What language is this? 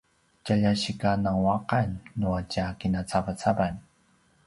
Paiwan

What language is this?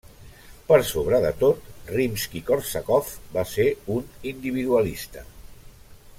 Catalan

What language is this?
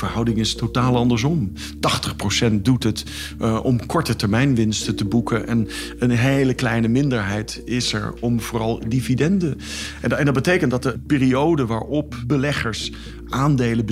Dutch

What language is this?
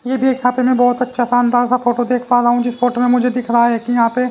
Hindi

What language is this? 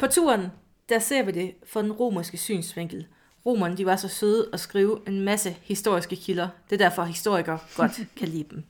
Danish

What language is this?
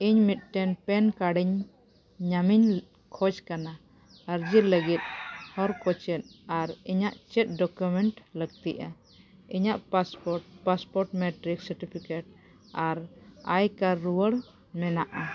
Santali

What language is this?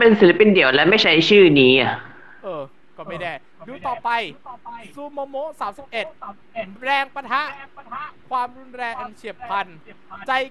Thai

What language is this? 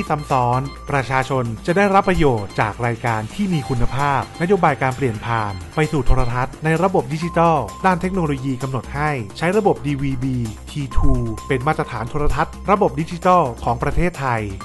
Thai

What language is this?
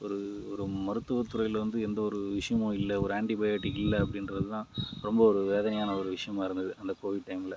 Tamil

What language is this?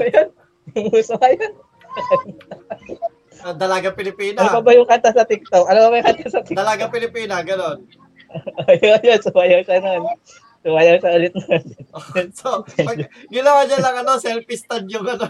Filipino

